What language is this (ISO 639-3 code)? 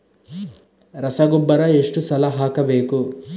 kan